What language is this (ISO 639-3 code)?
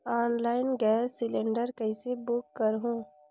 hne